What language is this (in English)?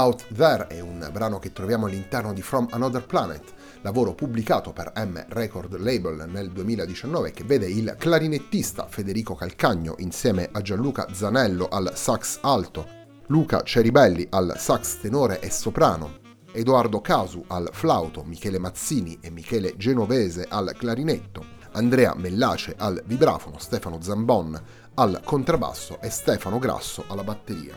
Italian